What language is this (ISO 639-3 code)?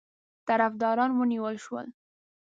pus